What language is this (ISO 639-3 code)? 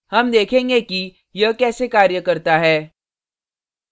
hin